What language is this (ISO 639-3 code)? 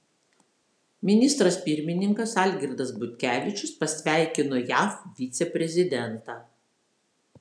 lit